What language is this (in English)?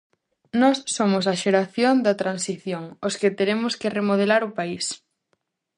Galician